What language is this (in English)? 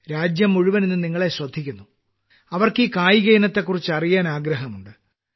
Malayalam